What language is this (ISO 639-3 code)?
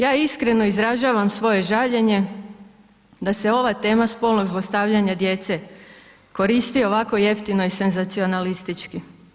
hrv